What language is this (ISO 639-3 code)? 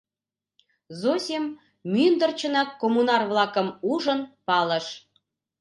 chm